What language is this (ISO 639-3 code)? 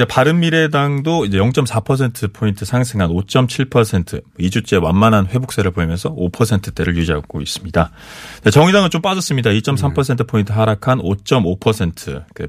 kor